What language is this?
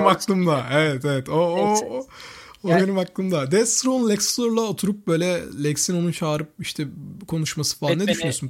Turkish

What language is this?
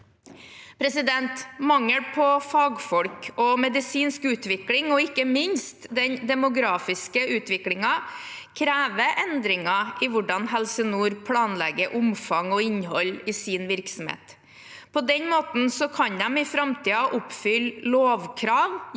Norwegian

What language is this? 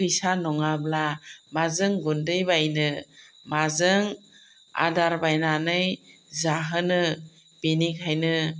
Bodo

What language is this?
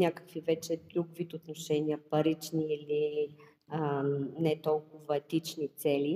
Bulgarian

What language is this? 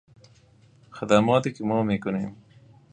Persian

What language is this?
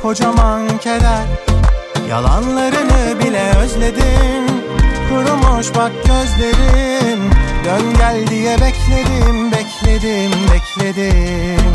Turkish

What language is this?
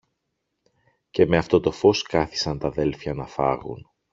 Greek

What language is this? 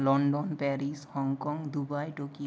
Bangla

